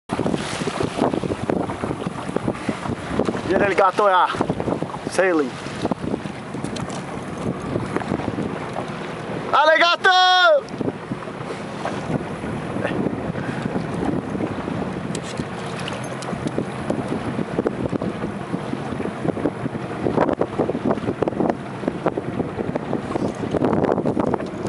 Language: Czech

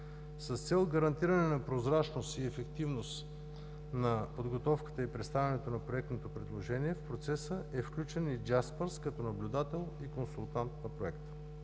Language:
Bulgarian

